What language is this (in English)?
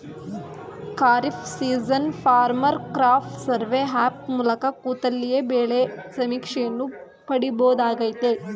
Kannada